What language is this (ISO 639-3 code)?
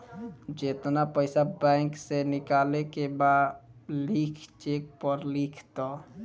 bho